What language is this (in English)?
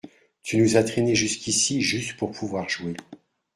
French